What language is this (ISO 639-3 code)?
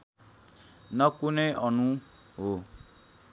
nep